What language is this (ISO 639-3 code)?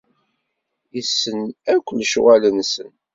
kab